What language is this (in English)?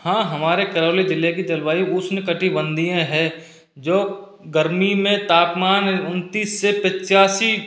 Hindi